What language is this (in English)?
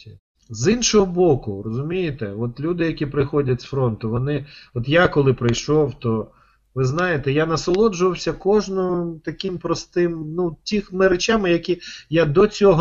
Ukrainian